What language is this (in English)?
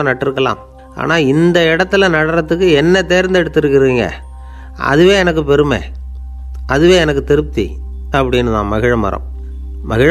Romanian